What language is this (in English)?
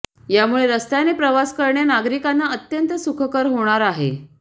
Marathi